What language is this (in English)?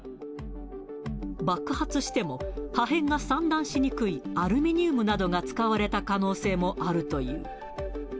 Japanese